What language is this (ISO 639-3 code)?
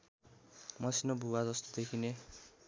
nep